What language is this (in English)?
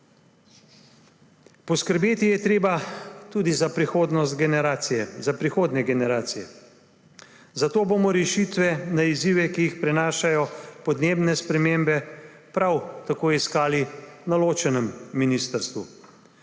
Slovenian